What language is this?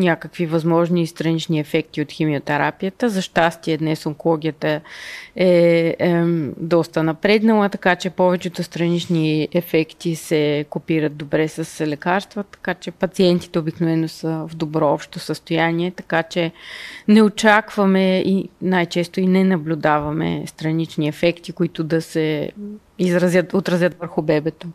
Bulgarian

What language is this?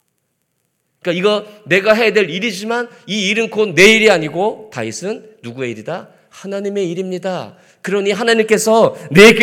Korean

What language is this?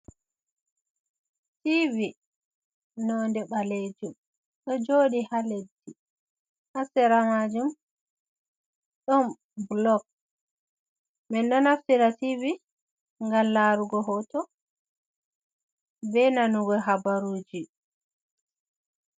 Fula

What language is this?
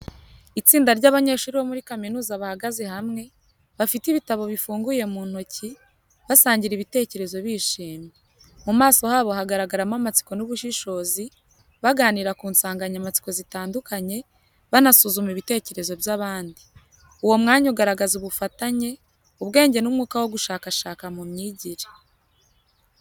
Kinyarwanda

